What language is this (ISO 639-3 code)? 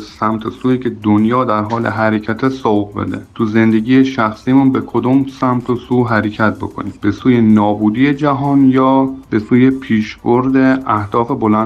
fas